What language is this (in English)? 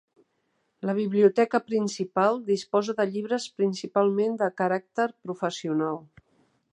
Catalan